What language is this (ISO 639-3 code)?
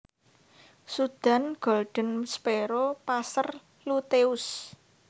jav